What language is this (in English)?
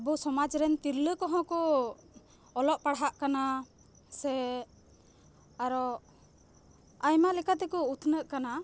Santali